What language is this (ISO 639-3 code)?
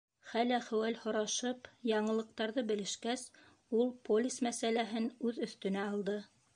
bak